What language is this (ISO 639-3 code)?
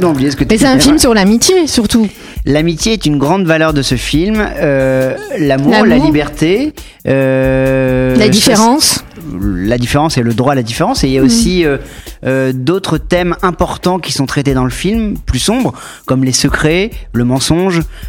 fra